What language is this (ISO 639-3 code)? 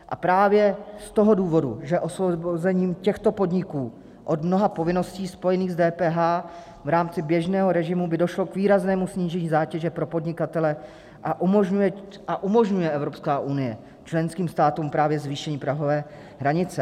ces